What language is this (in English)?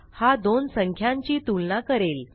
Marathi